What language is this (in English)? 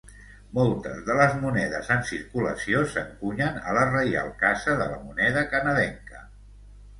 Catalan